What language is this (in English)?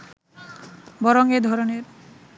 Bangla